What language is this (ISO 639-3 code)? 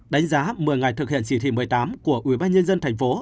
vie